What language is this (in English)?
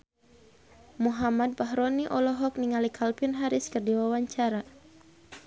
Sundanese